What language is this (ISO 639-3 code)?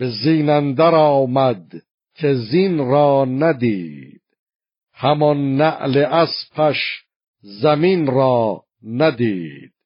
fas